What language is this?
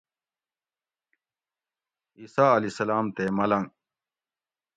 Gawri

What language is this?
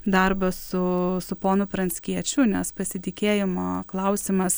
Lithuanian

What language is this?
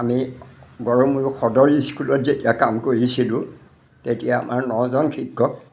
Assamese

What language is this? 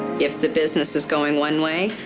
English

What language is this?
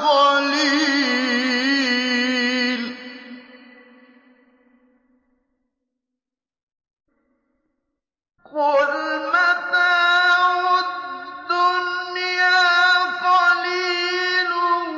Arabic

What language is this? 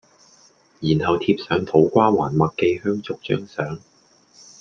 Cantonese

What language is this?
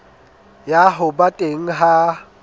Southern Sotho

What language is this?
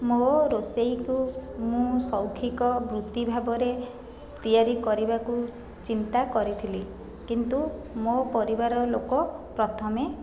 Odia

